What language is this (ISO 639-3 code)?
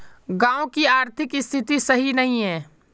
mag